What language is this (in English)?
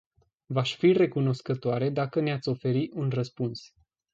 Romanian